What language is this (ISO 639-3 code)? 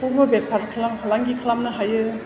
brx